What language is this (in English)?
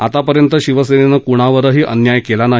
Marathi